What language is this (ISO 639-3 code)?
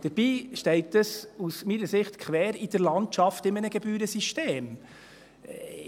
gsw